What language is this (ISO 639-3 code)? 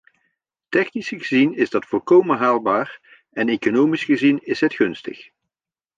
nld